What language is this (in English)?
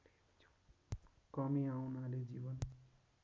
Nepali